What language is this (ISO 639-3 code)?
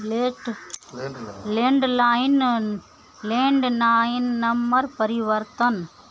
mai